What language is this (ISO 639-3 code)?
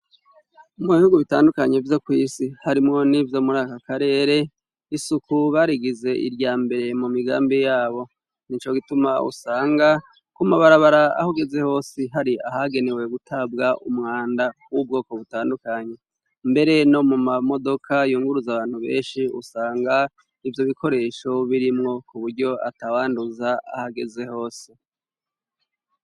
run